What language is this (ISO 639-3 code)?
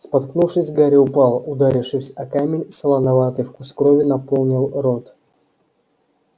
rus